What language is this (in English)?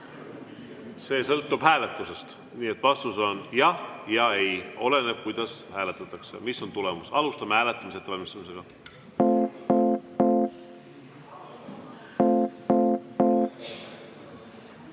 Estonian